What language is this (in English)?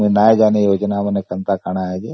Odia